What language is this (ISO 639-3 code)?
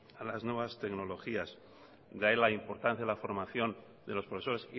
spa